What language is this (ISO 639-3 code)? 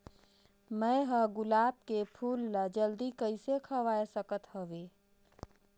hne